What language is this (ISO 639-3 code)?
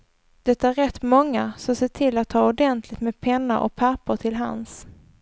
swe